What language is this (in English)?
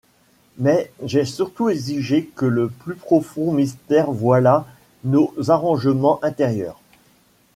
French